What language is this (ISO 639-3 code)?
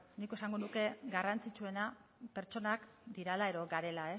eus